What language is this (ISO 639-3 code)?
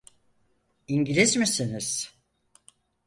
tur